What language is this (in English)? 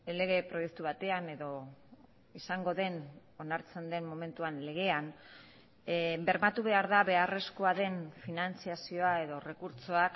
Basque